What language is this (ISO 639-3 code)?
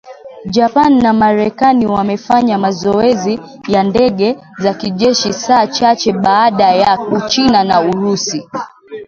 swa